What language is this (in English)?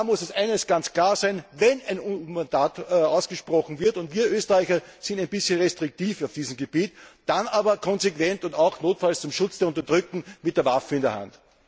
German